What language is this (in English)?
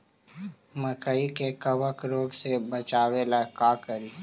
Magahi